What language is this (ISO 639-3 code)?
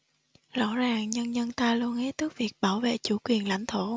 vie